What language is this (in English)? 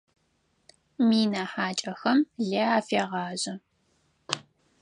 Adyghe